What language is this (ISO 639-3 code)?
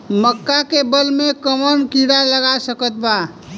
bho